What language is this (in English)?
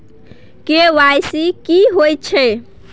Maithili